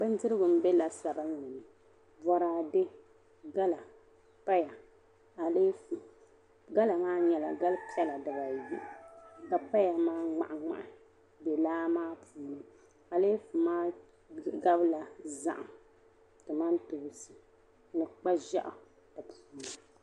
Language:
Dagbani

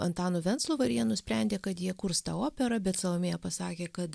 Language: Lithuanian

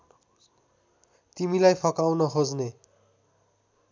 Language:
Nepali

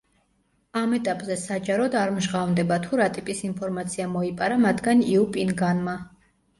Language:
Georgian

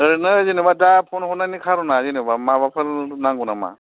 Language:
Bodo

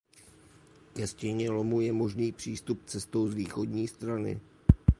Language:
Czech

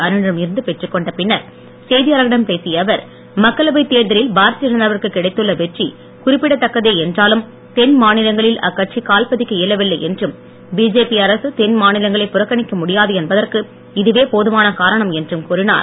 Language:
Tamil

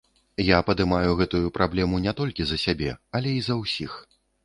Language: Belarusian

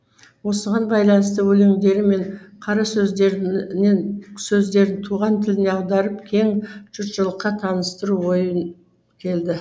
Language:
Kazakh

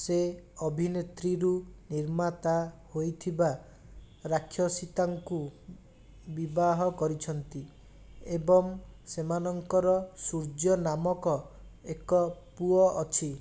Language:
Odia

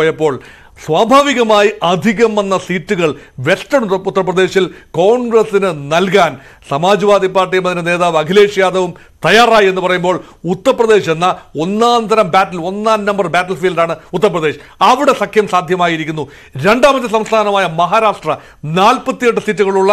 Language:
Malayalam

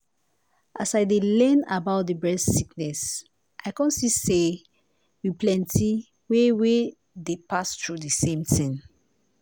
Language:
Nigerian Pidgin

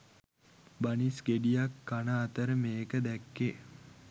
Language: Sinhala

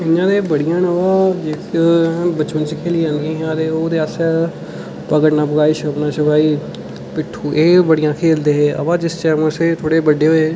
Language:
Dogri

